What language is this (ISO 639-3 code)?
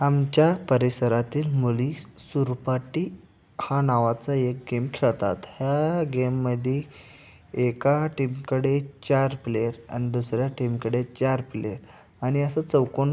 mar